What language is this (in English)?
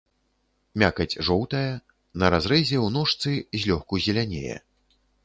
Belarusian